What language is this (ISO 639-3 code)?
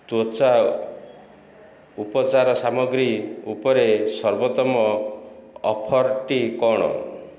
ori